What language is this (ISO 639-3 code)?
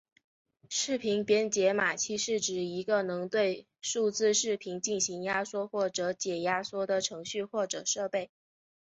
zho